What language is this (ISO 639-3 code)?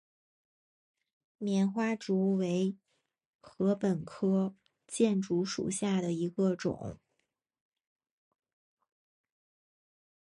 zho